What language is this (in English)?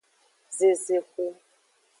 Aja (Benin)